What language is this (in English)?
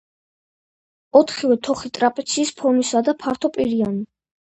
Georgian